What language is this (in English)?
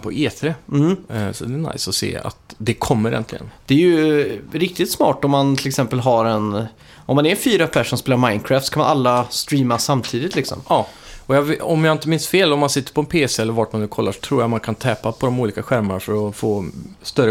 Swedish